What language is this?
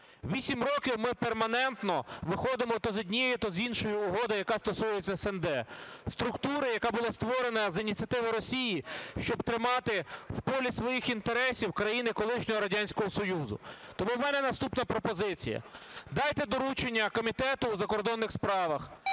Ukrainian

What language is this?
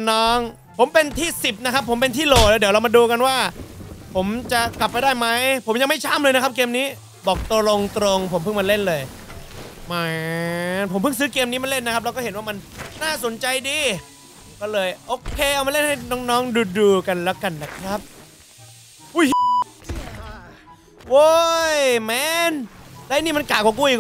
Thai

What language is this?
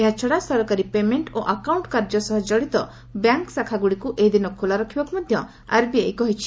Odia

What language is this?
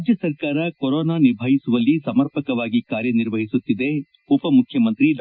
Kannada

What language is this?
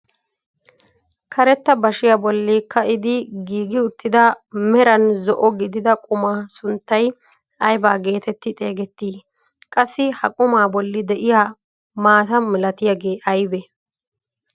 Wolaytta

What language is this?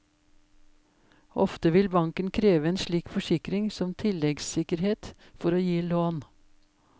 Norwegian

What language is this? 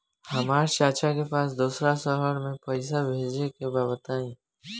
Bhojpuri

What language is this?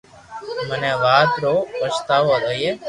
Loarki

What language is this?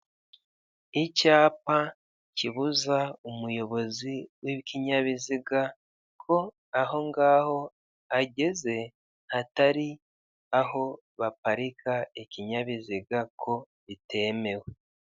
Kinyarwanda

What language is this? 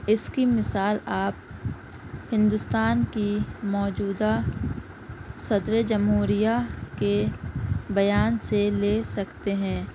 Urdu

